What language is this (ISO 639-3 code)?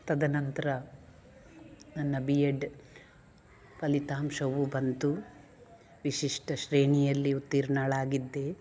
kan